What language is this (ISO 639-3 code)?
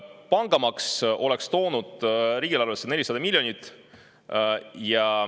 est